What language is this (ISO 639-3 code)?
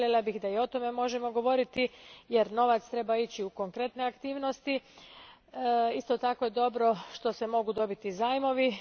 hrv